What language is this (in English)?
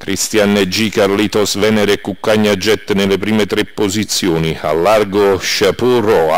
Italian